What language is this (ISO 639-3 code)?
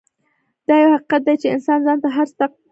pus